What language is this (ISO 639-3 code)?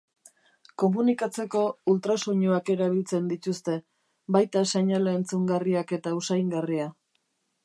eus